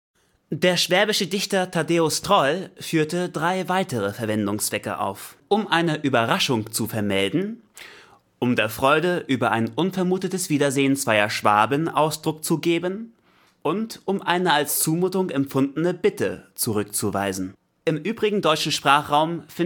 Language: German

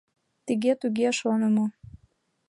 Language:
Mari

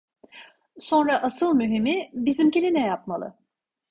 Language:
Turkish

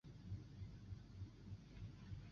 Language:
Chinese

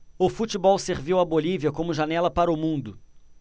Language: Portuguese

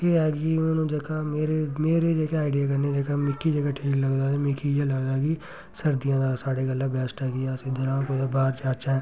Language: Dogri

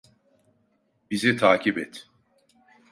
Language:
Turkish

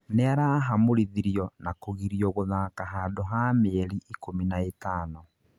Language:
Kikuyu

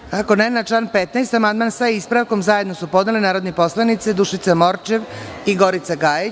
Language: Serbian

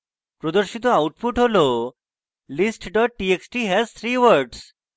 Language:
Bangla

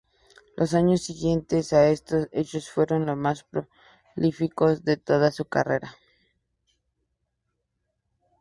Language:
Spanish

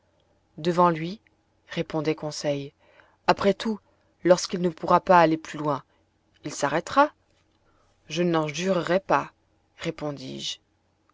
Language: French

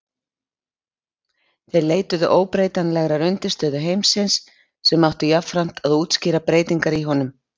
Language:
Icelandic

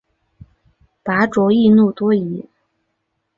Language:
Chinese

